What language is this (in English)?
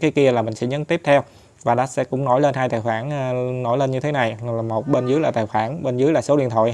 Vietnamese